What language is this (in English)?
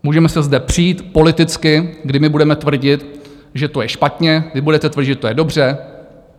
Czech